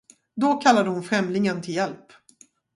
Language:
Swedish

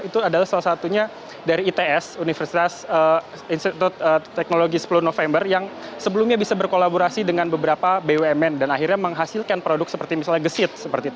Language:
Indonesian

